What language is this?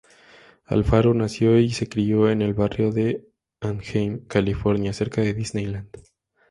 Spanish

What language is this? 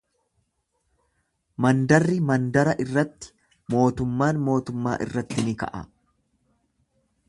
Oromo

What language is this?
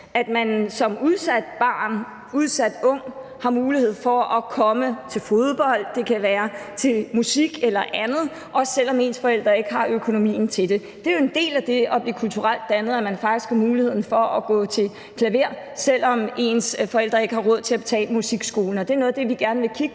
Danish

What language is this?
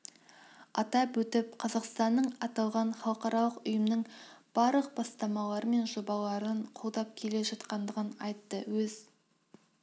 Kazakh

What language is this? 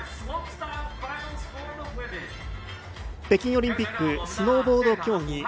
Japanese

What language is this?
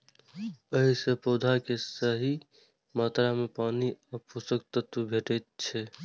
Maithili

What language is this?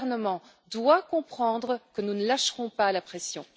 French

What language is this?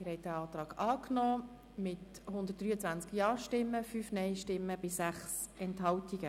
Swiss German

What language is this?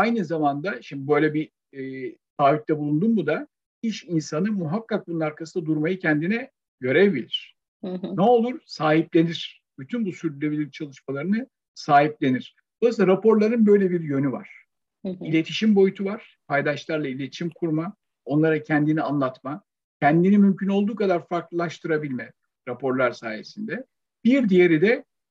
Turkish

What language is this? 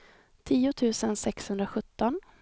Swedish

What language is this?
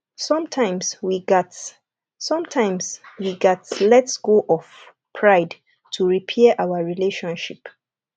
Nigerian Pidgin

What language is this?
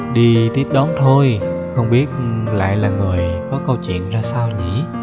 Vietnamese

